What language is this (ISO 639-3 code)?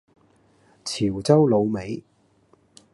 yue